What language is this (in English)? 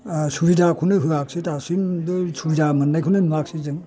Bodo